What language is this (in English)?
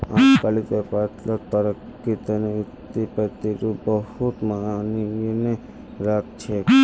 Magahi